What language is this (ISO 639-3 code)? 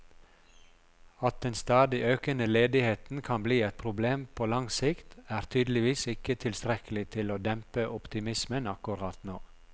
nor